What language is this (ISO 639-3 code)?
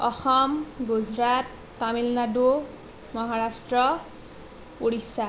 asm